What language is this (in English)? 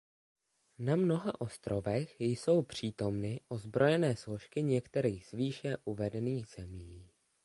Czech